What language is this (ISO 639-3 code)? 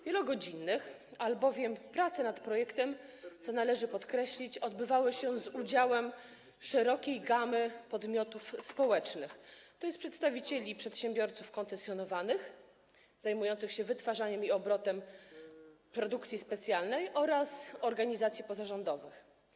pol